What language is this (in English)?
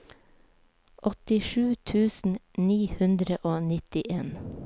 Norwegian